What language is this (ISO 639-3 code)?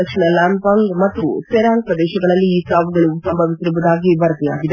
kan